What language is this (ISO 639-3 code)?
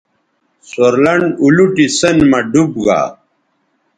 btv